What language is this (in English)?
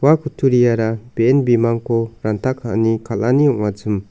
Garo